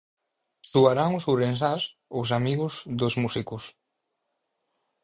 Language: Galician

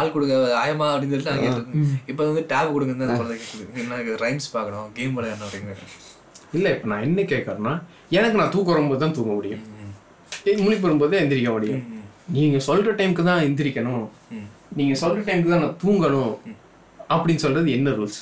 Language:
Tamil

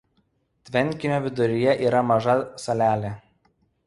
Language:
Lithuanian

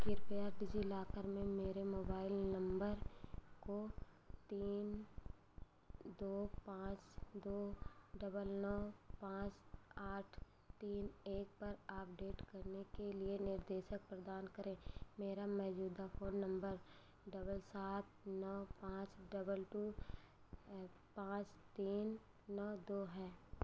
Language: Hindi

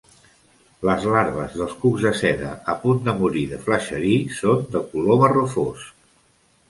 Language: Catalan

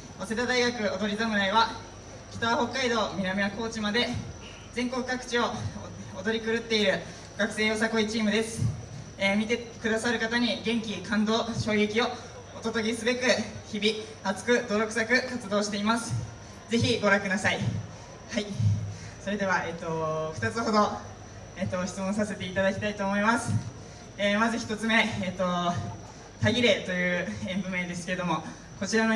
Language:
Japanese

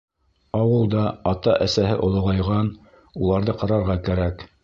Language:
Bashkir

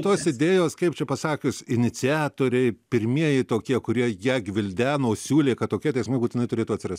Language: Lithuanian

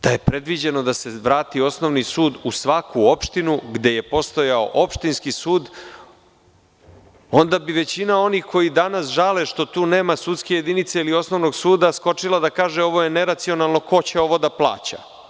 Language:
Serbian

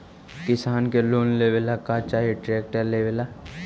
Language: Magahi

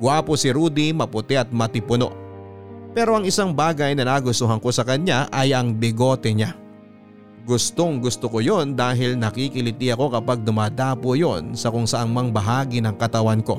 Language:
Filipino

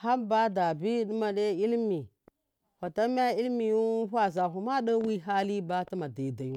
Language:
Miya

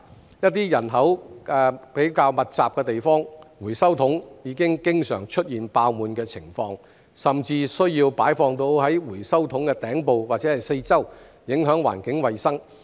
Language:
Cantonese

